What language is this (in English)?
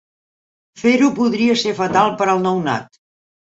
Catalan